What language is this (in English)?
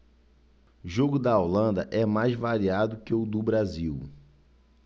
Portuguese